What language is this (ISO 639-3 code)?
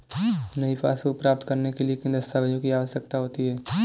hin